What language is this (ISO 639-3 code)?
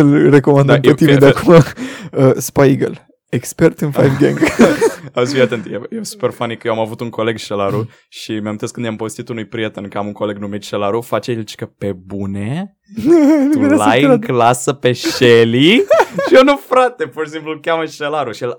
ron